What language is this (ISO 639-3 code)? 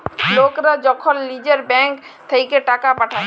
ben